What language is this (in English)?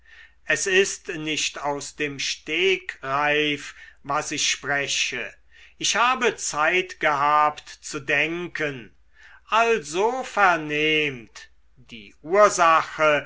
German